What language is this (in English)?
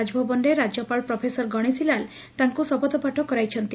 Odia